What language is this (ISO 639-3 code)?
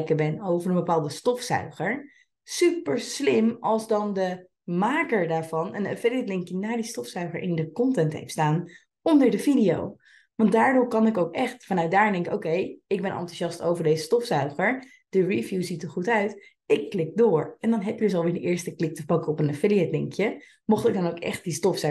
nld